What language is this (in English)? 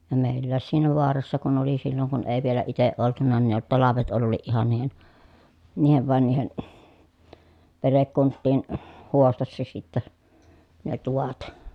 Finnish